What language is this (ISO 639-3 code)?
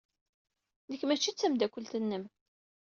kab